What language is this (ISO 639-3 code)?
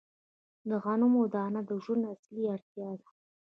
pus